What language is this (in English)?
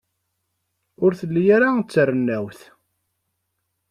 Kabyle